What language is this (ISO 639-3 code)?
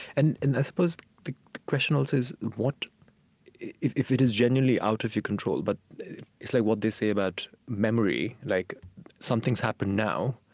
eng